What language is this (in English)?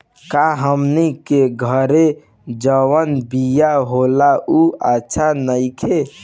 Bhojpuri